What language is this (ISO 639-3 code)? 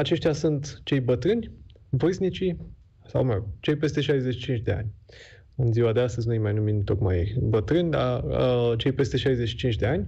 ron